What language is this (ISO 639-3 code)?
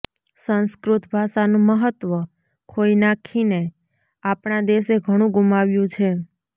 guj